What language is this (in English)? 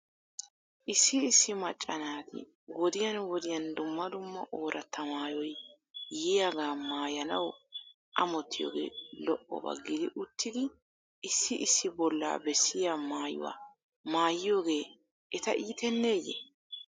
Wolaytta